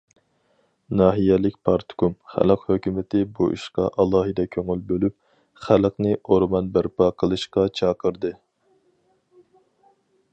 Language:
Uyghur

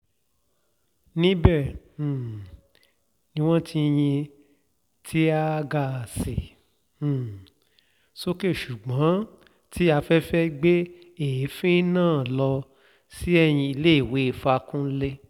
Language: Yoruba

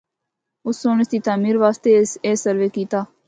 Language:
Northern Hindko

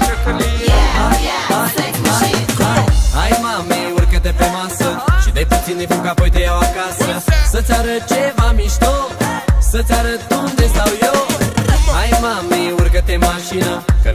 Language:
Romanian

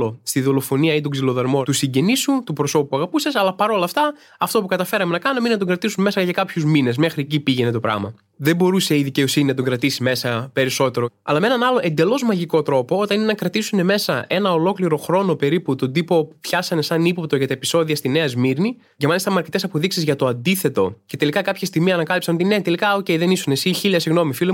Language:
Greek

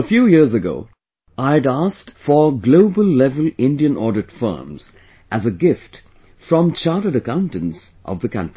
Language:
English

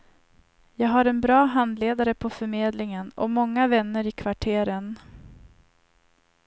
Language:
Swedish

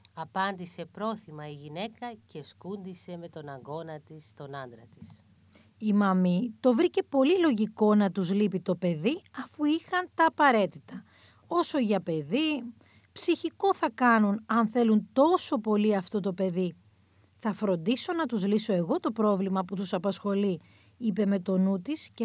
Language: Greek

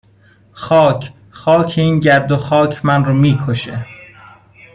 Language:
Persian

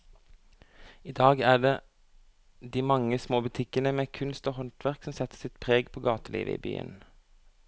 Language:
Norwegian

